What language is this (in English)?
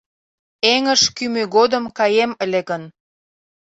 Mari